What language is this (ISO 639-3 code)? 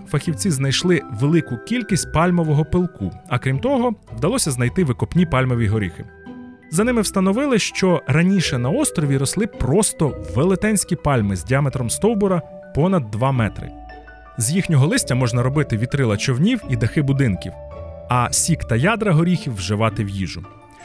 ukr